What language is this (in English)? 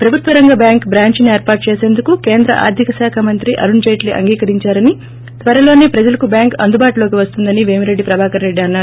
Telugu